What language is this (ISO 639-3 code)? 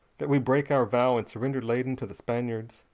eng